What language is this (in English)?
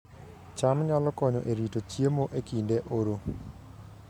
Luo (Kenya and Tanzania)